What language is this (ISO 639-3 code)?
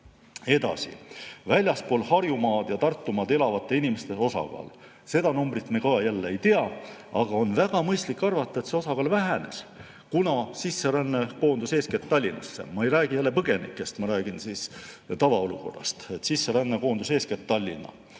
est